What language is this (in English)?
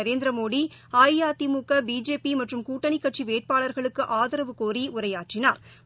Tamil